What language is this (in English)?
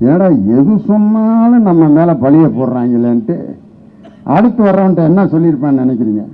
Indonesian